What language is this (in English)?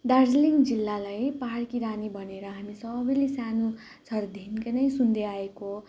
Nepali